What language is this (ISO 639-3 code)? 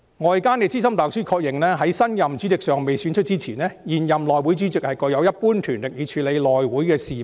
yue